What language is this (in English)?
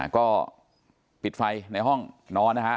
Thai